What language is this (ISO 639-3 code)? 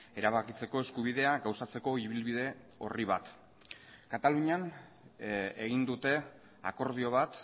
eus